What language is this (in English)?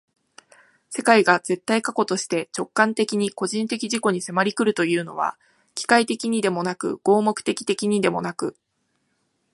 Japanese